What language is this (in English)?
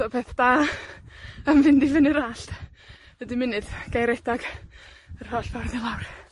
Welsh